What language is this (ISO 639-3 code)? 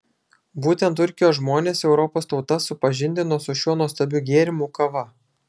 lit